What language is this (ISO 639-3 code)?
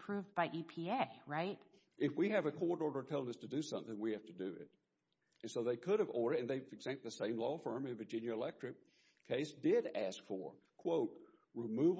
eng